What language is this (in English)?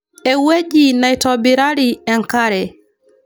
Masai